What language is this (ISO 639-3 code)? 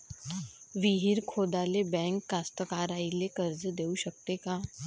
mar